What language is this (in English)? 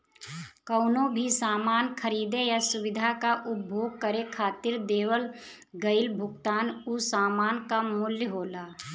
Bhojpuri